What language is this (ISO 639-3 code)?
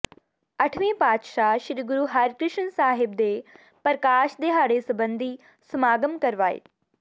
pan